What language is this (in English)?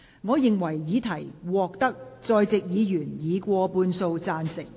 Cantonese